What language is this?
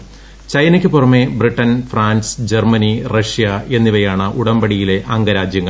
Malayalam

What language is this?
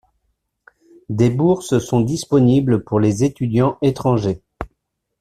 French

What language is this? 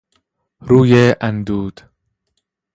Persian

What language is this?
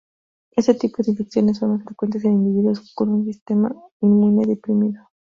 Spanish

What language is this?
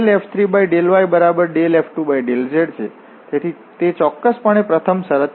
Gujarati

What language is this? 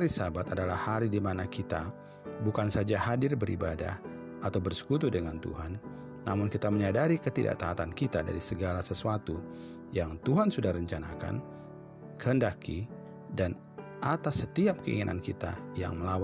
Indonesian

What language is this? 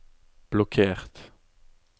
Norwegian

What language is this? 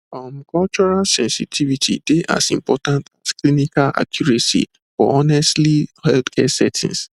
Nigerian Pidgin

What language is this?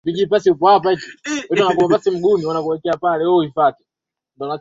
Swahili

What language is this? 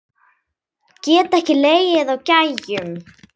Icelandic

